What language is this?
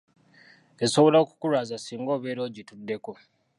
Ganda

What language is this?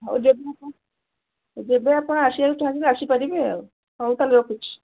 Odia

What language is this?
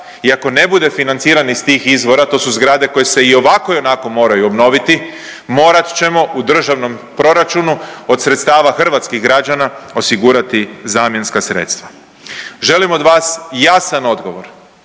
Croatian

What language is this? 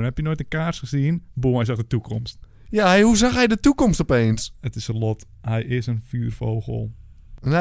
Dutch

